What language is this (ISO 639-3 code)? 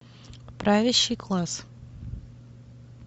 rus